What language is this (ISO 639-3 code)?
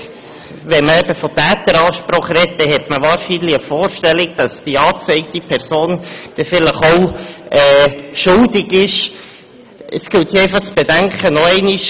gsw